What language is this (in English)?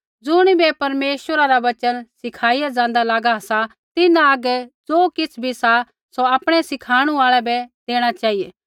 Kullu Pahari